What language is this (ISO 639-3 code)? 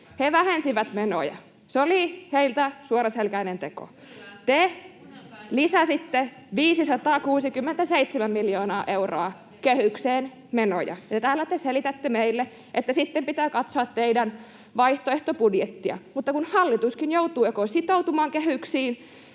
fin